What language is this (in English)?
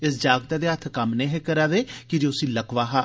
Dogri